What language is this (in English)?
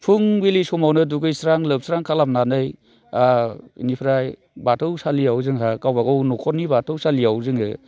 Bodo